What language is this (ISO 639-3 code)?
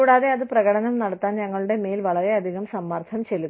mal